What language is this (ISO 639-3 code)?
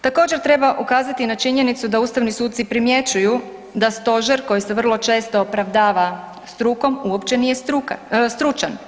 hrv